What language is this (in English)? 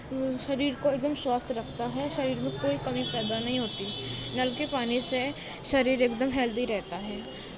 Urdu